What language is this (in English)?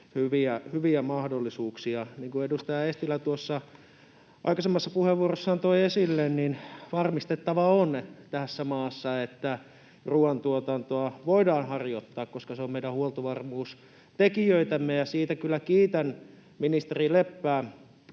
Finnish